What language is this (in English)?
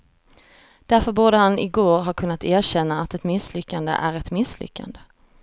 Swedish